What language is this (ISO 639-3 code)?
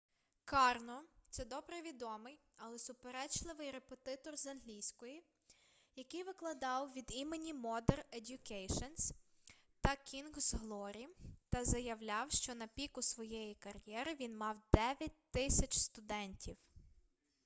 ukr